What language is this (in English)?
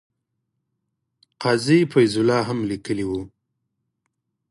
Pashto